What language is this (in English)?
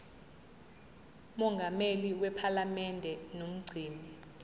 Zulu